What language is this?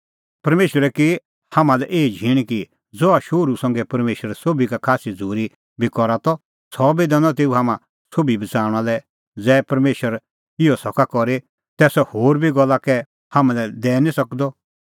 Kullu Pahari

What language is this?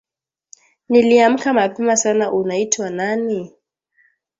Swahili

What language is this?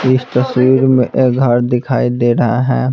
Hindi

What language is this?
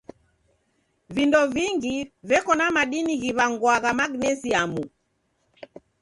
Taita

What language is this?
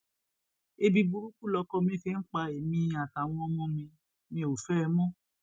Yoruba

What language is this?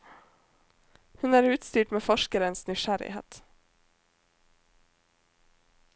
Norwegian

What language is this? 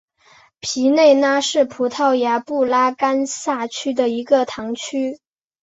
Chinese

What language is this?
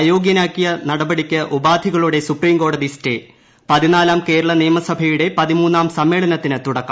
Malayalam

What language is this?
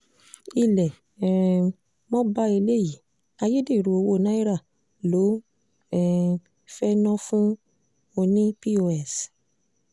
Yoruba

